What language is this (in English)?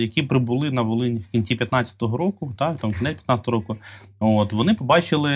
Ukrainian